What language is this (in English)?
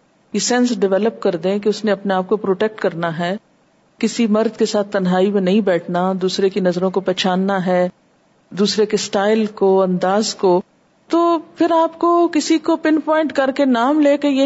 Urdu